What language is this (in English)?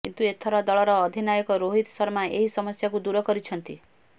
Odia